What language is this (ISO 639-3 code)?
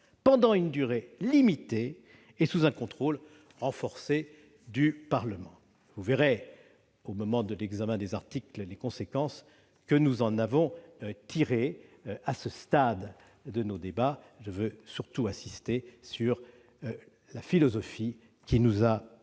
fra